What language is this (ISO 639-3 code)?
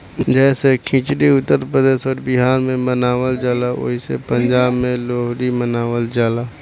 bho